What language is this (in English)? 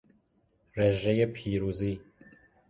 Persian